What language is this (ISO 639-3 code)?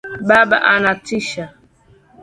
swa